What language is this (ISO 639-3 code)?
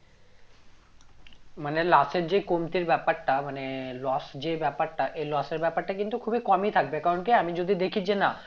ben